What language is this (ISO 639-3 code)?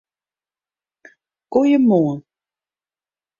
fry